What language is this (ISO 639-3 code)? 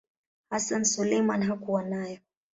swa